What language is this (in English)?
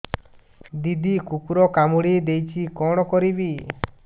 Odia